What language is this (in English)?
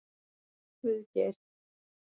Icelandic